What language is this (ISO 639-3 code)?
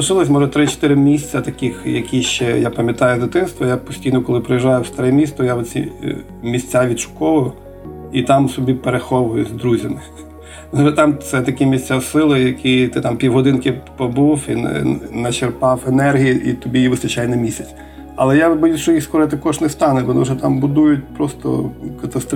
ukr